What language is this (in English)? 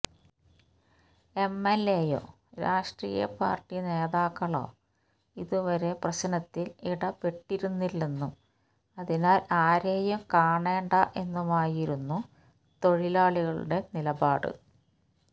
Malayalam